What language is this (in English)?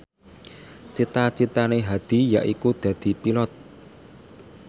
Javanese